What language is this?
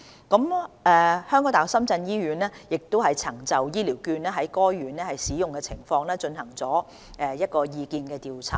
Cantonese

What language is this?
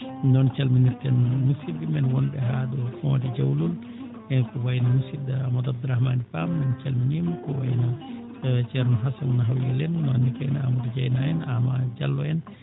Fula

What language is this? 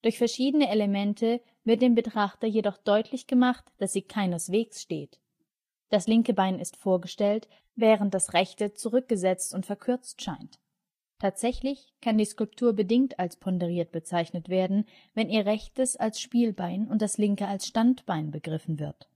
German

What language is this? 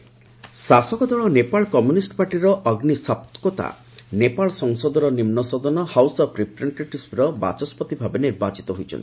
Odia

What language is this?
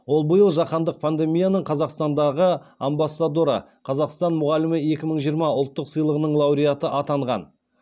Kazakh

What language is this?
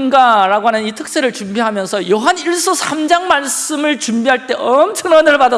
Korean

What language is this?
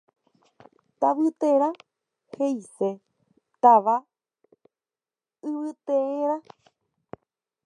Guarani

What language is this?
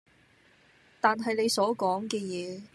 Cantonese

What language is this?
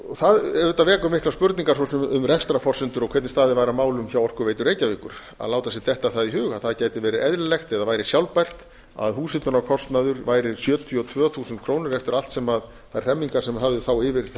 Icelandic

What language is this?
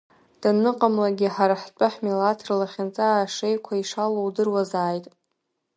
Abkhazian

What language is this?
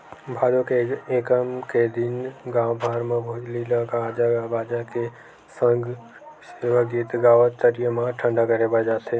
Chhattisgarhi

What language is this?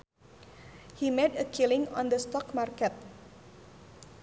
Sundanese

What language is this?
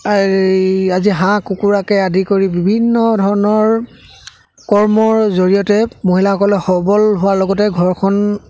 Assamese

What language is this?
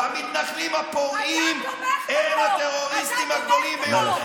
Hebrew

